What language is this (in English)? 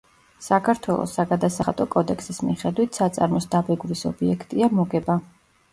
Georgian